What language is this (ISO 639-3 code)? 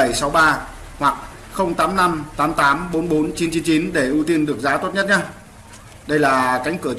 vie